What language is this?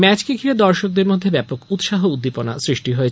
Bangla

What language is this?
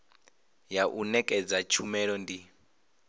Venda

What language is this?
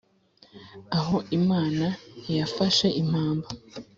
Kinyarwanda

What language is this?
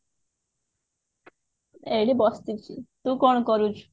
Odia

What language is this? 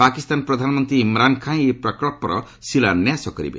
Odia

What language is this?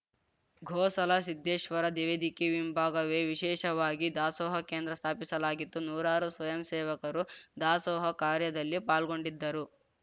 Kannada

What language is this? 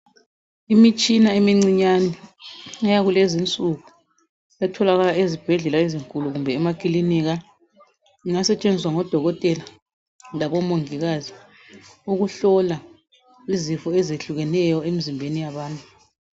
North Ndebele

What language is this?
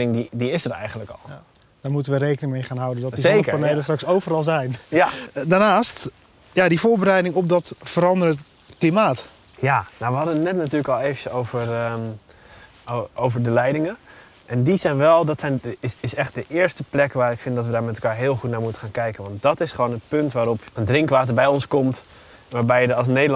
Dutch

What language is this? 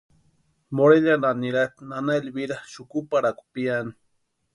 Western Highland Purepecha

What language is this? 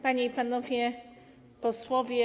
Polish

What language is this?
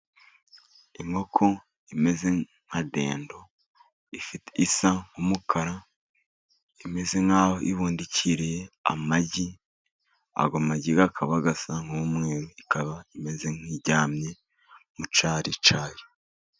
Kinyarwanda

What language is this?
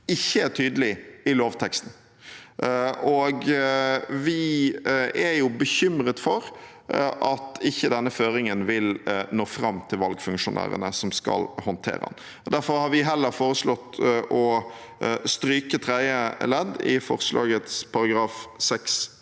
Norwegian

